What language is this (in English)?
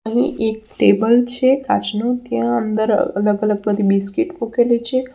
Gujarati